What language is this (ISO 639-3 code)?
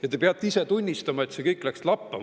est